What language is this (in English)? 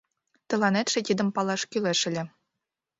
Mari